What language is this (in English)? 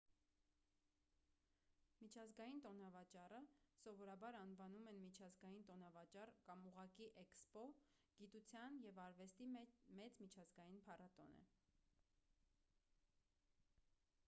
Armenian